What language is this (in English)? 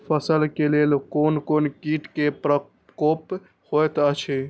Maithili